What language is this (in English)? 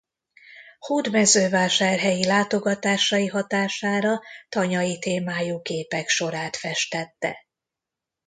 Hungarian